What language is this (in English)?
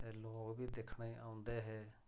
Dogri